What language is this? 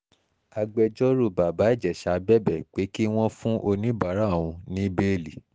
Yoruba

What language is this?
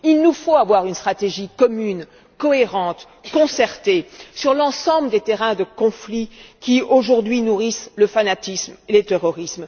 French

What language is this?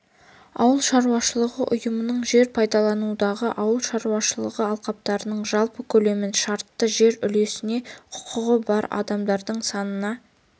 Kazakh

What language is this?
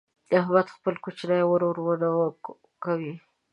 Pashto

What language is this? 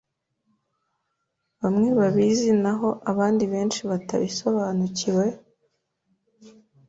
Kinyarwanda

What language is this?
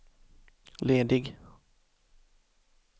Swedish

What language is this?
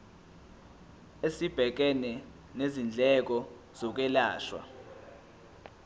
Zulu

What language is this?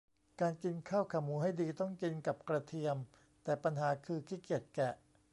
Thai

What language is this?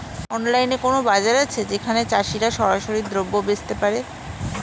Bangla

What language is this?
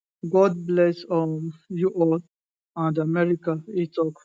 Nigerian Pidgin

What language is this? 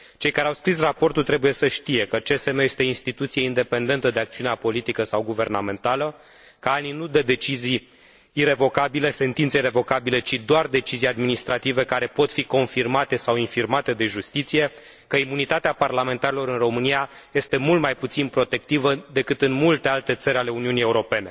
Romanian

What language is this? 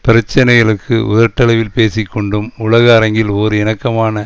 Tamil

